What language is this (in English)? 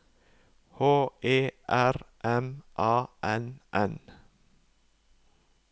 Norwegian